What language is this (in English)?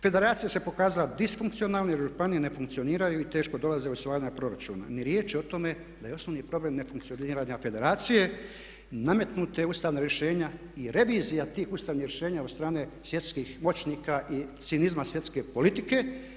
Croatian